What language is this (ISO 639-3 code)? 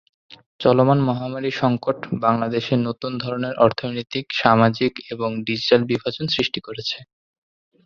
ben